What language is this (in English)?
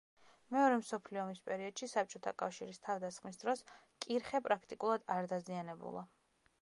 Georgian